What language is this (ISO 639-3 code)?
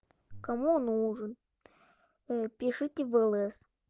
rus